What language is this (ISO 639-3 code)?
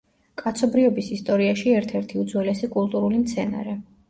kat